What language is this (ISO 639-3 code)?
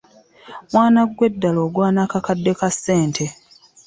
lug